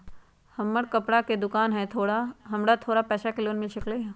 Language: Magahi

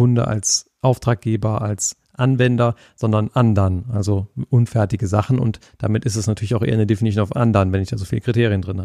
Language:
German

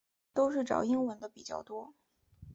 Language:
Chinese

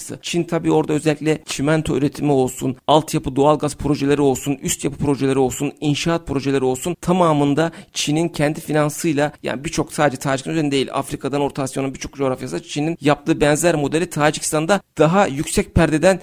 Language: Turkish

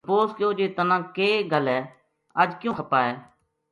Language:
Gujari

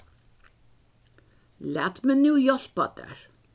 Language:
Faroese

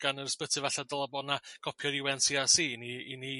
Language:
Welsh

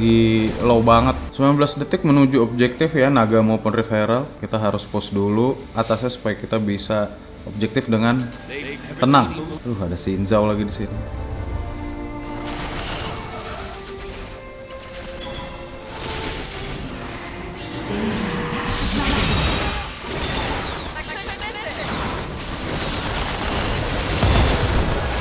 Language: Indonesian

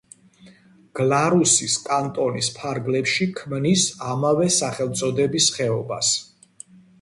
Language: Georgian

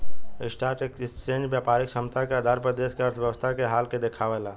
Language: Bhojpuri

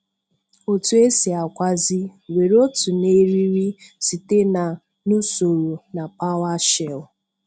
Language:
Igbo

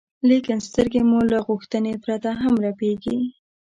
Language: Pashto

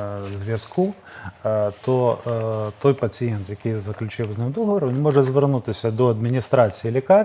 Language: Ukrainian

